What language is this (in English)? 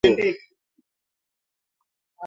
Swahili